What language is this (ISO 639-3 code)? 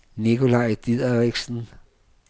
dan